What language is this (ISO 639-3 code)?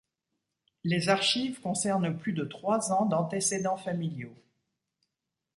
fra